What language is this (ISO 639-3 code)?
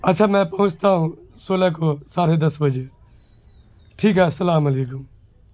urd